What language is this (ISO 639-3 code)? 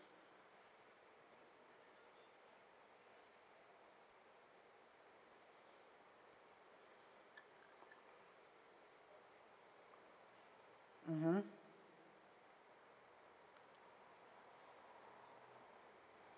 eng